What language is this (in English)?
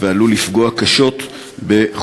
Hebrew